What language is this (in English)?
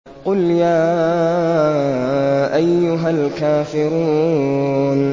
Arabic